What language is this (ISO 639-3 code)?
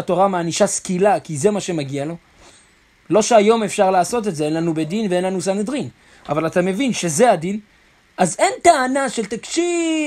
heb